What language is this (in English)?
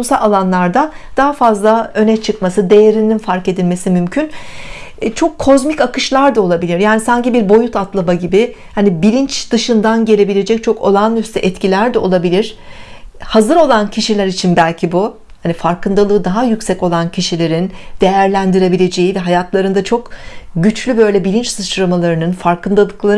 Turkish